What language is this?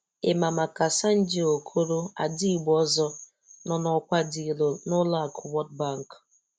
Igbo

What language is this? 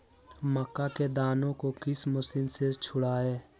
Magahi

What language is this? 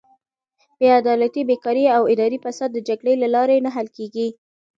Pashto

